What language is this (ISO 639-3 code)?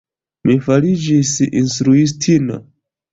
epo